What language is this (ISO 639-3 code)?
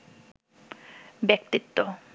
ben